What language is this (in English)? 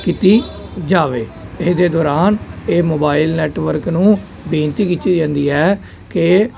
Punjabi